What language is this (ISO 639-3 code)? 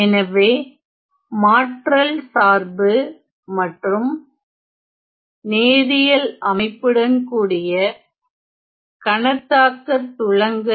tam